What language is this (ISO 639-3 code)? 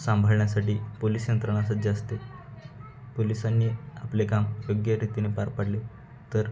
mar